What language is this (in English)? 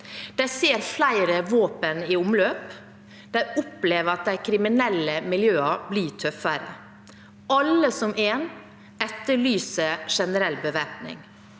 Norwegian